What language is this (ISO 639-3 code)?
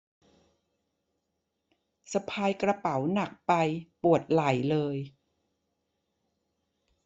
tha